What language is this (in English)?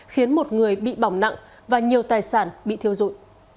Vietnamese